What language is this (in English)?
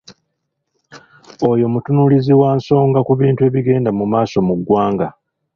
Ganda